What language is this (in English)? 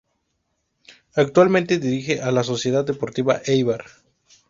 Spanish